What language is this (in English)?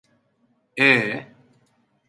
Turkish